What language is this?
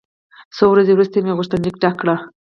Pashto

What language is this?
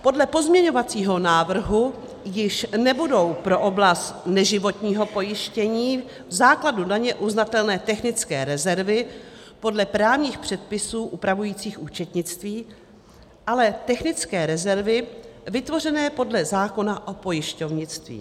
Czech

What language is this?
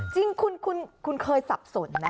Thai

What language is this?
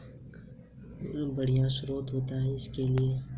Hindi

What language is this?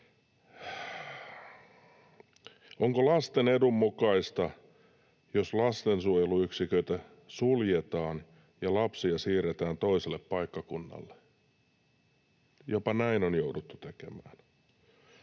Finnish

